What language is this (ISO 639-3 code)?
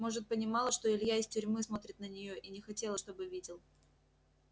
rus